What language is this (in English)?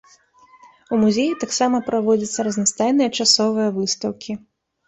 Belarusian